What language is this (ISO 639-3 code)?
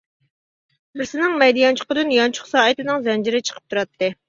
uig